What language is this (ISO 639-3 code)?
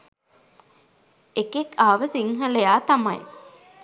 sin